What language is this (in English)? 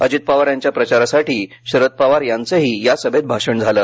Marathi